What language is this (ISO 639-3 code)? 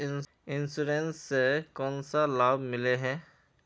mag